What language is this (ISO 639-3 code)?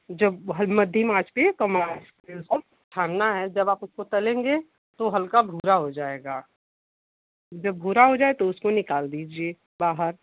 hin